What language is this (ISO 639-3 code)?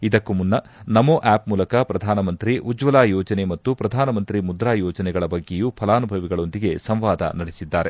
kan